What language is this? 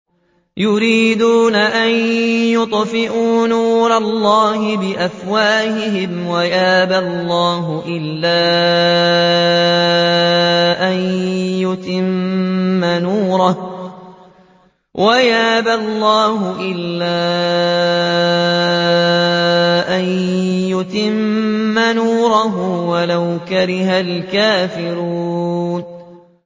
Arabic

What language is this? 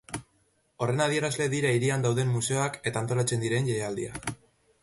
Basque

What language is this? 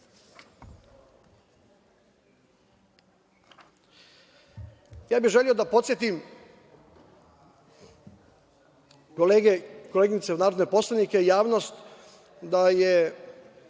Serbian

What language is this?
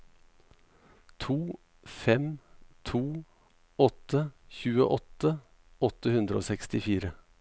Norwegian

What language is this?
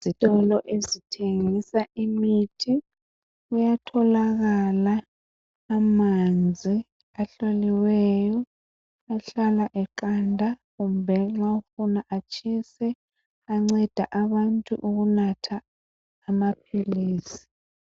North Ndebele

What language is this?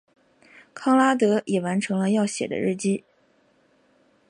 Chinese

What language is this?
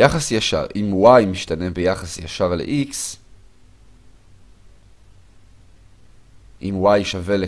Hebrew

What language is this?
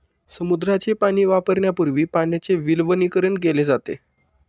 Marathi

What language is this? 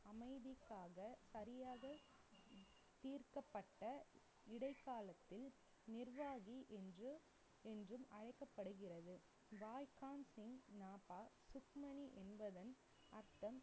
Tamil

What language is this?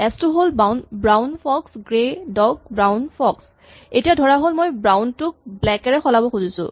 Assamese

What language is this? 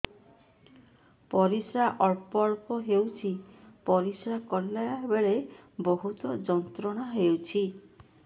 Odia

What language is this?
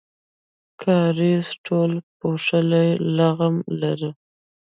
Pashto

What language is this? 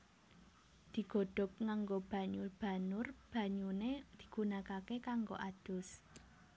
Javanese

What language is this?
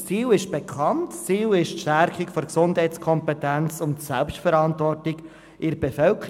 Swiss German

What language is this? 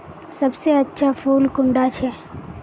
Magahi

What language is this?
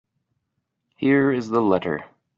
English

